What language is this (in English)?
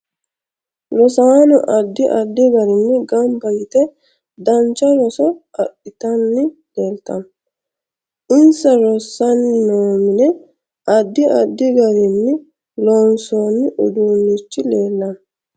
Sidamo